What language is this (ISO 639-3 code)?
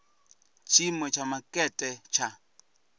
ven